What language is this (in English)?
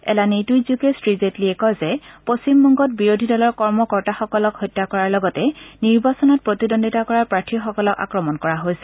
Assamese